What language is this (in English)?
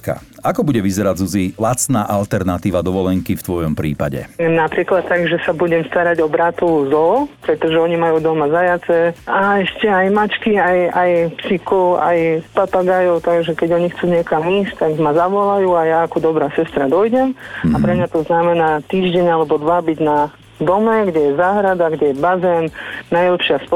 Slovak